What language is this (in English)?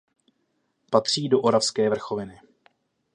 Czech